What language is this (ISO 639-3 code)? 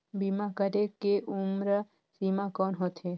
hne